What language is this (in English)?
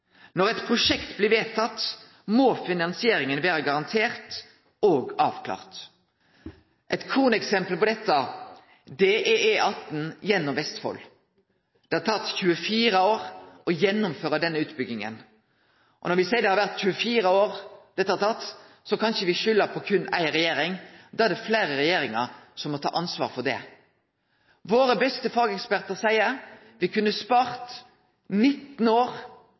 Norwegian Nynorsk